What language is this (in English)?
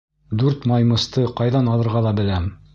Bashkir